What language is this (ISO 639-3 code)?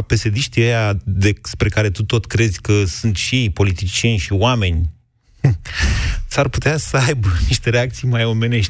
ron